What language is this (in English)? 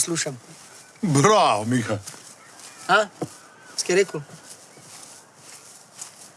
Slovenian